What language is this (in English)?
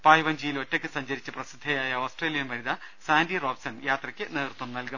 Malayalam